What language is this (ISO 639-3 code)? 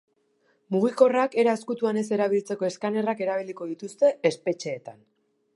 eus